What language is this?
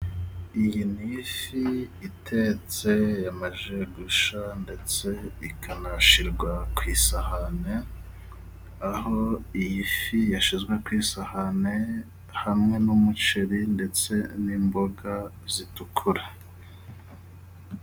Kinyarwanda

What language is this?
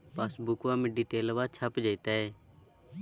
Magahi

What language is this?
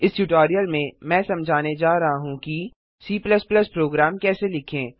Hindi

